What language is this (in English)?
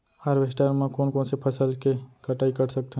Chhattisgarhi